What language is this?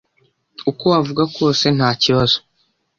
Kinyarwanda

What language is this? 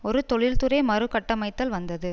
Tamil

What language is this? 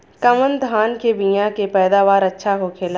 Bhojpuri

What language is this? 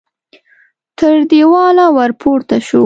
Pashto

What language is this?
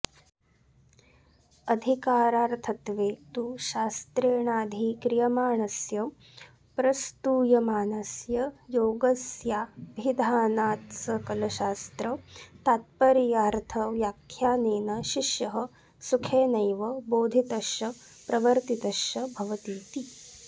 Sanskrit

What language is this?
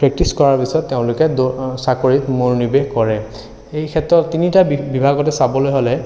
Assamese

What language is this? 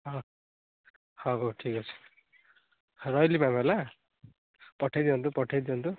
Odia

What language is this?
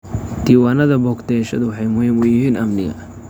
Somali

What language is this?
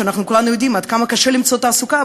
Hebrew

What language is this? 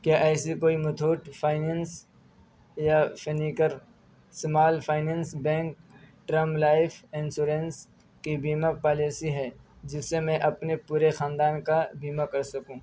Urdu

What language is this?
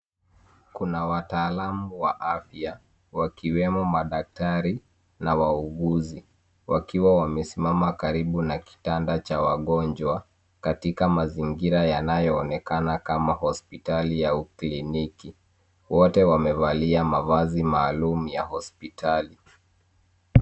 Swahili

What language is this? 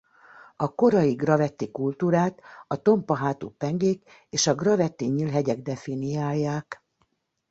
Hungarian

